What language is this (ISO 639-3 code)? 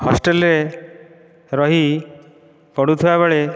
ori